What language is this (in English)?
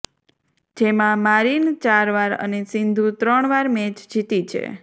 Gujarati